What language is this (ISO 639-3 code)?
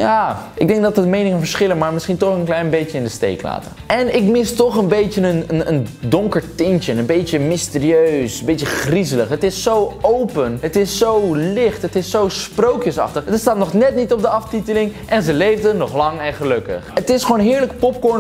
nld